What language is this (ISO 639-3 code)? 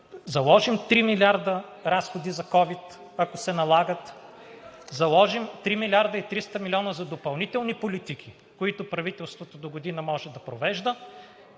bul